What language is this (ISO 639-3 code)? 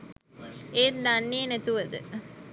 sin